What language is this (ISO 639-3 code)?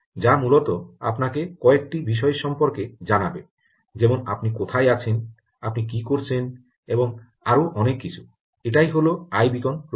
ben